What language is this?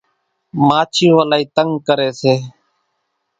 Kachi Koli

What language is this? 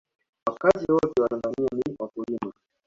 Swahili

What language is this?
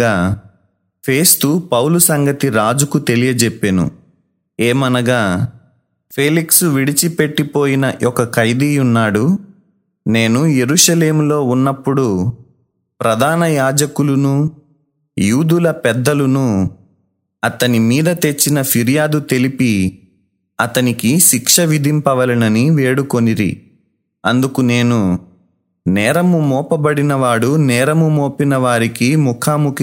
Telugu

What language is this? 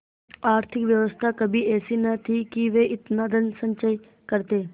Hindi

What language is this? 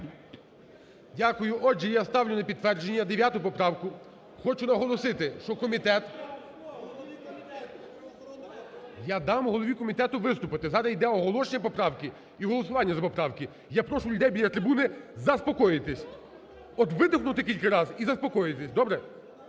Ukrainian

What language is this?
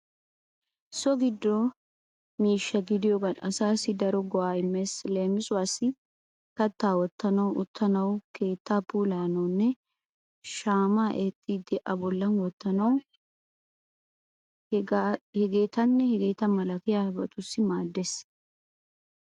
Wolaytta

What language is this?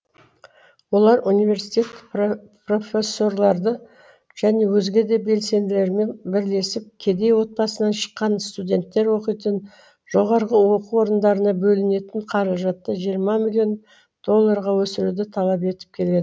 Kazakh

